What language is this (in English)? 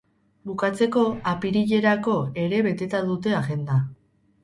Basque